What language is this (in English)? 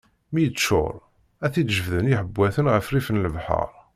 Kabyle